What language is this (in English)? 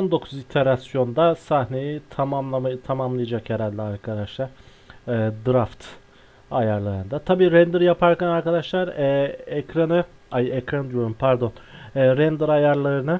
Turkish